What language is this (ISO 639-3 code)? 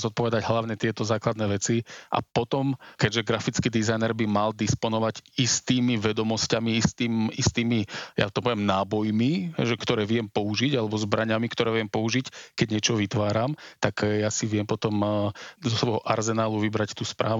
slk